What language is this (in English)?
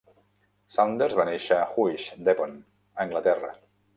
Catalan